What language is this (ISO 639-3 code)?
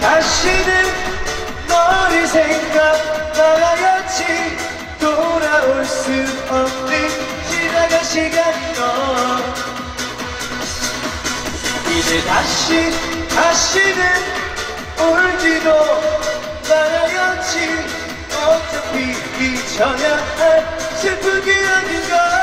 kor